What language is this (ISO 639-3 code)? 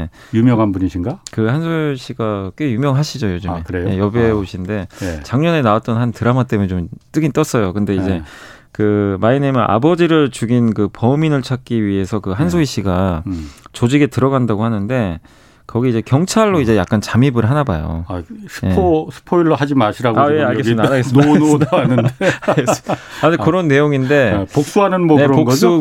kor